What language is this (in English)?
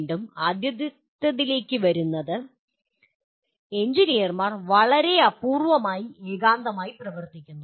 Malayalam